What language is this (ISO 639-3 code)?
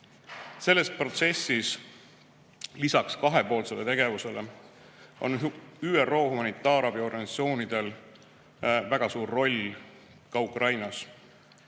est